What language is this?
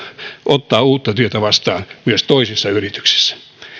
Finnish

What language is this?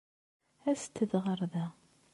Kabyle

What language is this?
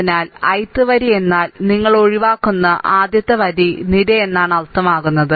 Malayalam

